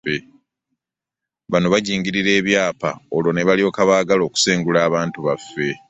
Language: Ganda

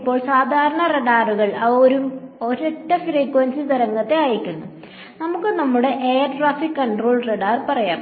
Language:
Malayalam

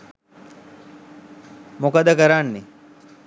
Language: Sinhala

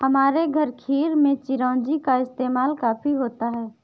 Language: Hindi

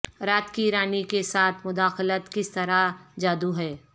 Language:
Urdu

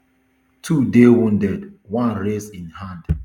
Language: Nigerian Pidgin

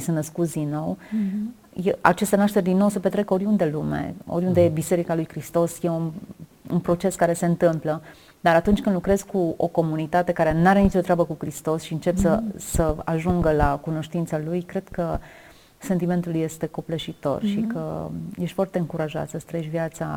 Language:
Romanian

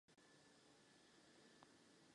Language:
Czech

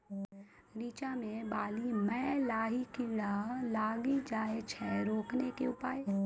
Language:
Maithili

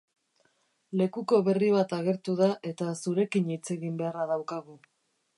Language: Basque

